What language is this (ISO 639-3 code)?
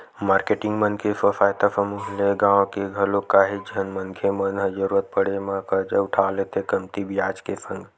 hne